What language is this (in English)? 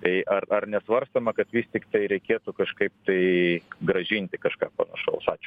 Lithuanian